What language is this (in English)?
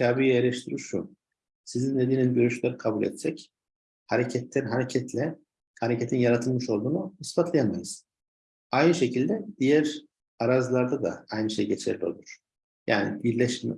Turkish